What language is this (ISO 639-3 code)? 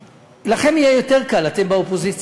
heb